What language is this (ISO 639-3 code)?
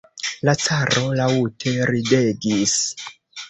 epo